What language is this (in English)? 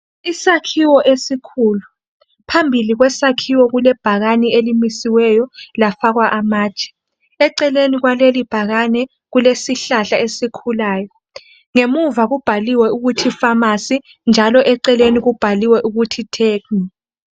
North Ndebele